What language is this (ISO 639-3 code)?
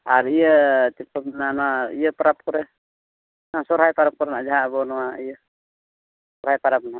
sat